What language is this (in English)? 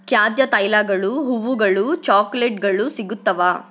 Kannada